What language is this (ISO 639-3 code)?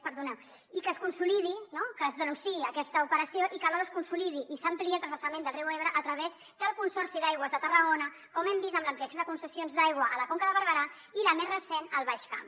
cat